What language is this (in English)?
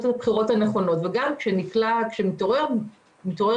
Hebrew